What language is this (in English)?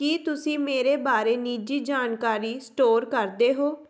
Punjabi